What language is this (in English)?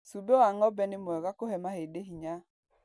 Kikuyu